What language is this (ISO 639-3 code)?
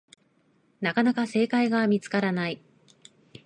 jpn